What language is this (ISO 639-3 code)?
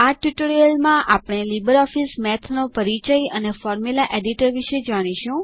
guj